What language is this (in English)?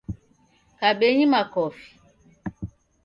Taita